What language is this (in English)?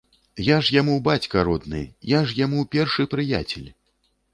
Belarusian